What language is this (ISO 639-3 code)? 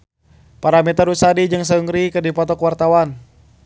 sun